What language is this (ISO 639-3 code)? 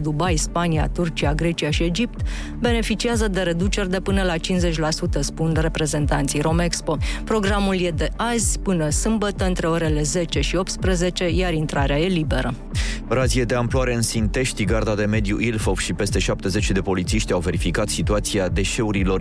ron